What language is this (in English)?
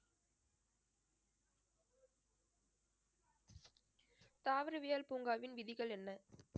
Tamil